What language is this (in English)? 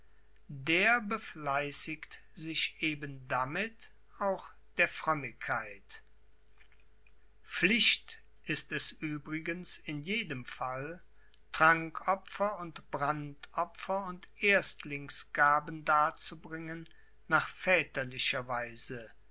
German